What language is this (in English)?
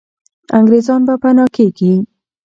Pashto